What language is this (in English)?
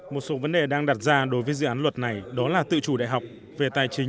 Vietnamese